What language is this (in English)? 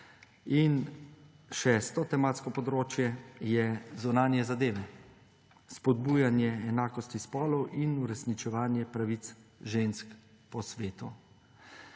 Slovenian